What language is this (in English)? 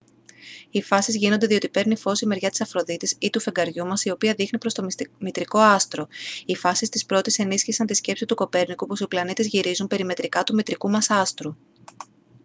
Greek